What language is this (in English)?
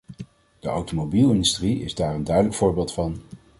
Dutch